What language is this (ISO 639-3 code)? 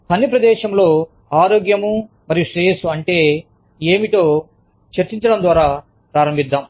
tel